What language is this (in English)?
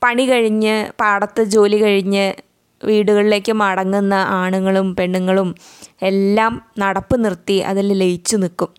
Malayalam